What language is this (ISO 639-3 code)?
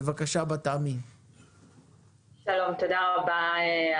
heb